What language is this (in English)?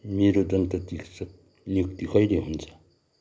Nepali